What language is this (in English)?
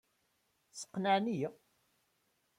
Kabyle